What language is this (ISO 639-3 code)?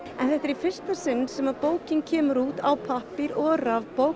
isl